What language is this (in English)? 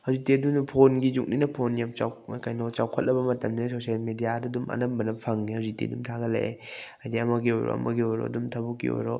Manipuri